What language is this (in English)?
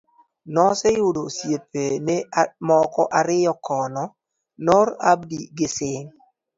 Luo (Kenya and Tanzania)